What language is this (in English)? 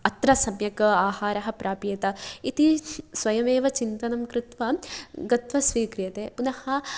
Sanskrit